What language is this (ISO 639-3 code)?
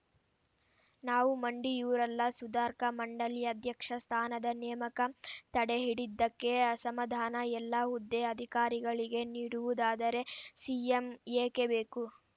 kan